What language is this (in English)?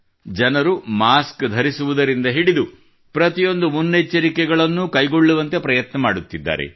Kannada